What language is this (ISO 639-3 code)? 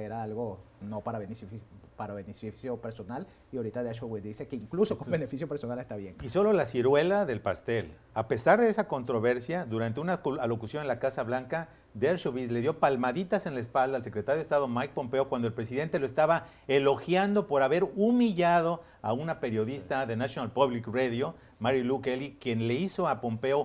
spa